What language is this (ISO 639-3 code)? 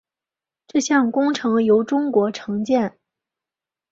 zho